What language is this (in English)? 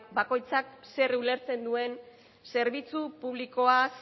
Basque